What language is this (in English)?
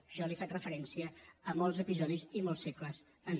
Catalan